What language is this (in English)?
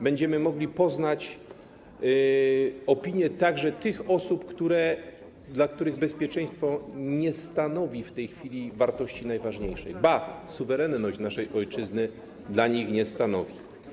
Polish